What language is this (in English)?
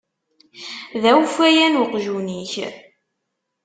Kabyle